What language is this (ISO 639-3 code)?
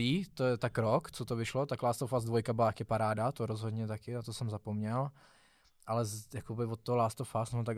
ces